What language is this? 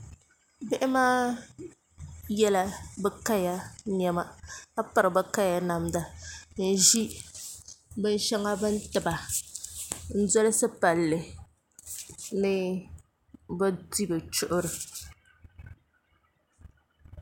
Dagbani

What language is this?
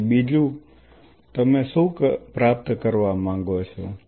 Gujarati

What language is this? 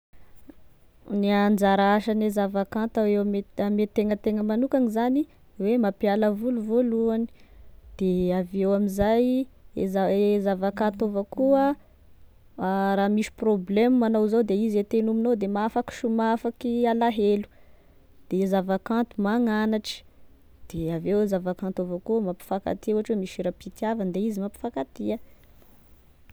Tesaka Malagasy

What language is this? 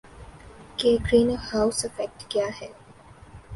Urdu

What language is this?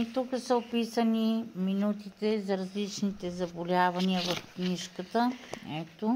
Bulgarian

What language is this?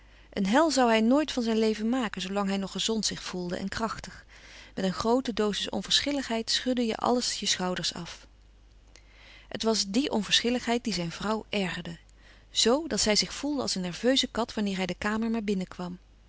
Dutch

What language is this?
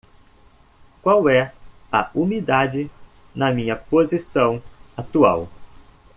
Portuguese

